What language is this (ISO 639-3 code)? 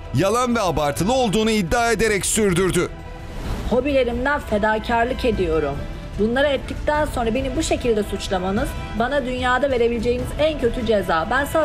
tur